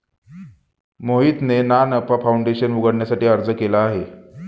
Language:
Marathi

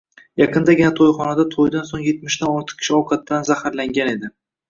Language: Uzbek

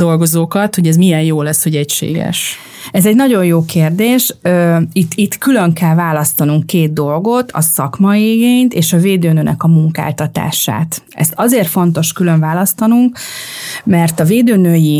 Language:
Hungarian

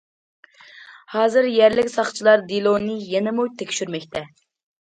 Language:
Uyghur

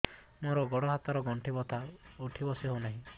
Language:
Odia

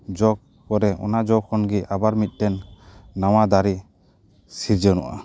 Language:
Santali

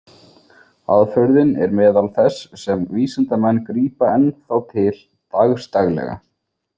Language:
Icelandic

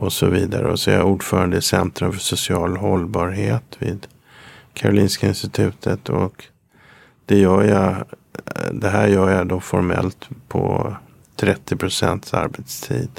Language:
Swedish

